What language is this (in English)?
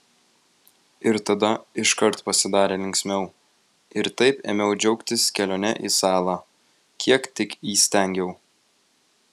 Lithuanian